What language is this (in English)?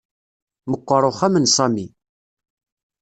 Kabyle